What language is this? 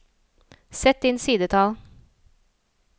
Norwegian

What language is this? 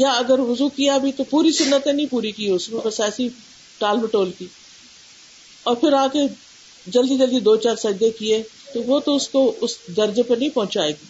Urdu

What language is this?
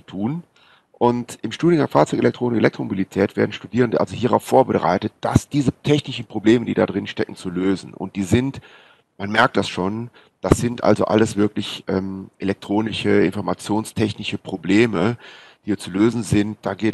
German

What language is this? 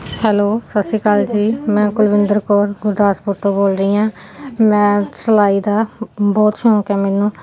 Punjabi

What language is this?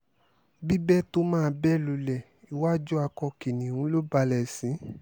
Yoruba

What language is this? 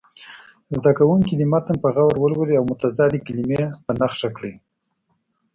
Pashto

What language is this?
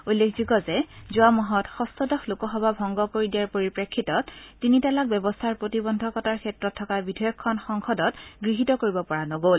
Assamese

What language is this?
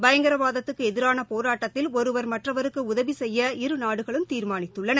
Tamil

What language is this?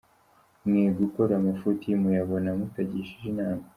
Kinyarwanda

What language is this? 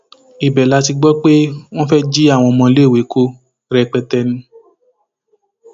Yoruba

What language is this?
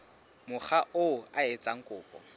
Southern Sotho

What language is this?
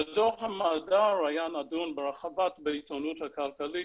Hebrew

